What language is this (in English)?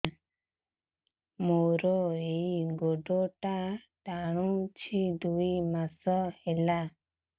Odia